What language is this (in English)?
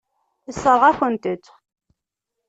Kabyle